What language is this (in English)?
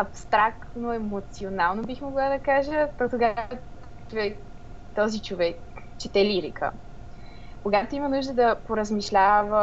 Bulgarian